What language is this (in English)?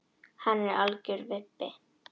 Icelandic